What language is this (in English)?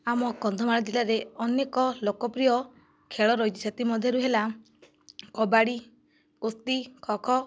Odia